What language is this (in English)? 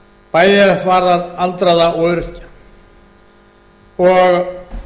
Icelandic